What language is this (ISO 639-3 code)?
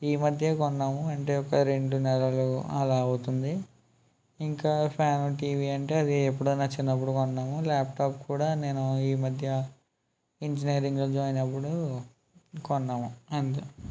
tel